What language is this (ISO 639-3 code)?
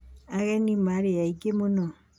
kik